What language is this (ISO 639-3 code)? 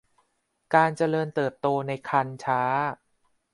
tha